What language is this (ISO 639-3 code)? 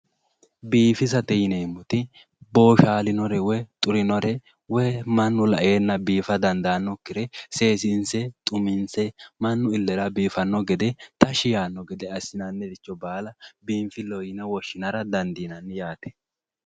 sid